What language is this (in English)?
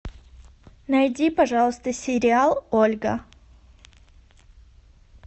Russian